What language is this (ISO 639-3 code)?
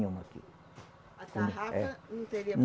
por